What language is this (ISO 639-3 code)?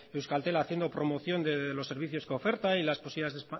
spa